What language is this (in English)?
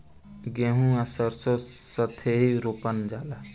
Bhojpuri